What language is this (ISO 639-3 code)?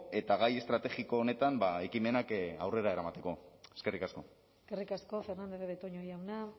eus